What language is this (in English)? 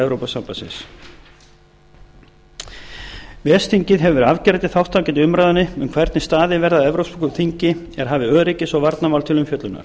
Icelandic